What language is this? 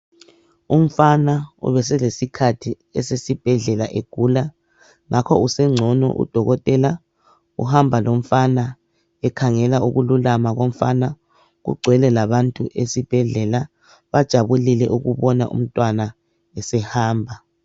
North Ndebele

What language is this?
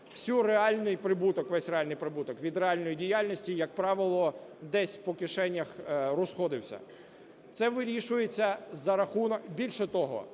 Ukrainian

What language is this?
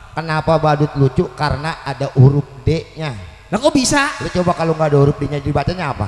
Indonesian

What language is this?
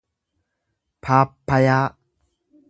Oromo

